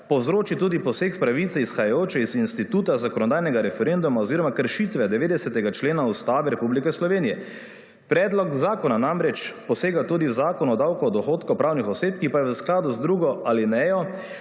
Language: Slovenian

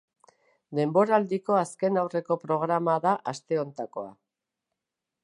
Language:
Basque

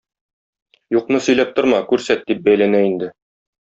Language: Tatar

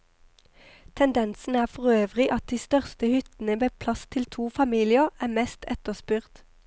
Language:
Norwegian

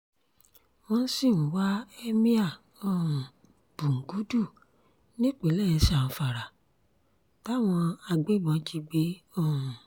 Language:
Yoruba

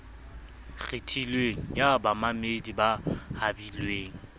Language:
Southern Sotho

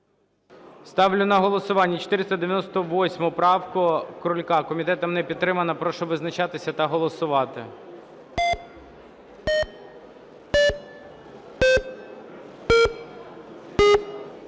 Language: Ukrainian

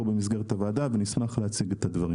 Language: Hebrew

